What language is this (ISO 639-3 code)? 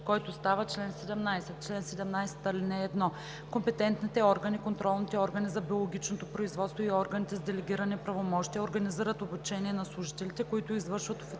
bul